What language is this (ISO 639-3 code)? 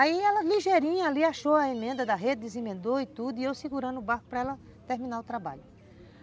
por